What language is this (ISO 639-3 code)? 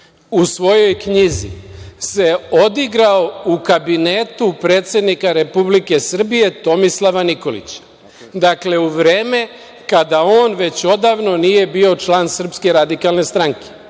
srp